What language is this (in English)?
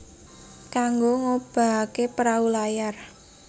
Javanese